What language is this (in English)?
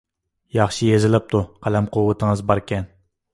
Uyghur